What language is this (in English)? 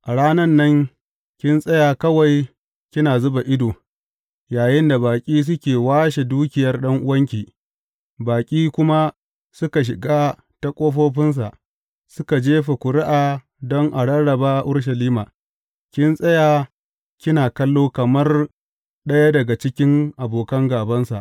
Hausa